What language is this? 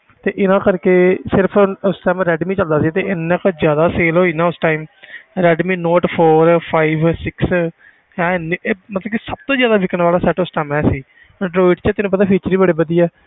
Punjabi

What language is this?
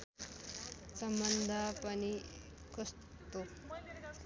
Nepali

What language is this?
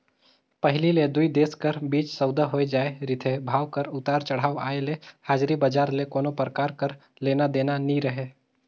Chhattisgarhi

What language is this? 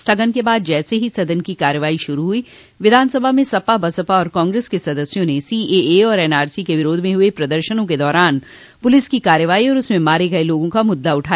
Hindi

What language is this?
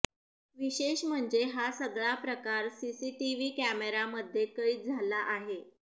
Marathi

